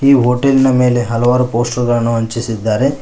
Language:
Kannada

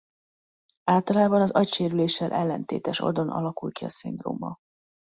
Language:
Hungarian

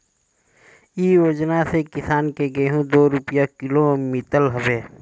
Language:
Bhojpuri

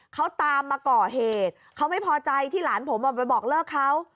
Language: Thai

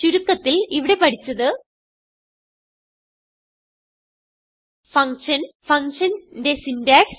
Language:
Malayalam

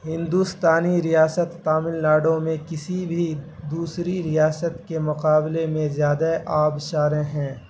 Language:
Urdu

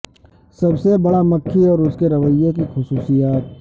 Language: Urdu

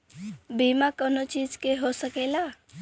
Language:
Bhojpuri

